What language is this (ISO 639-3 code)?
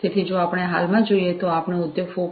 guj